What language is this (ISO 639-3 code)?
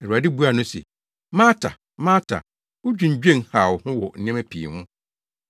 aka